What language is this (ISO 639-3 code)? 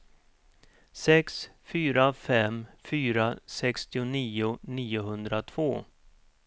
swe